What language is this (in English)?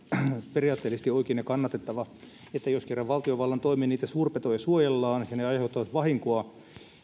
Finnish